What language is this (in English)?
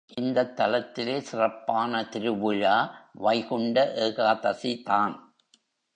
Tamil